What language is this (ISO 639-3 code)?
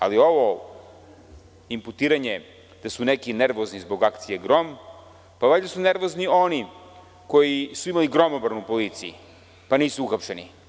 srp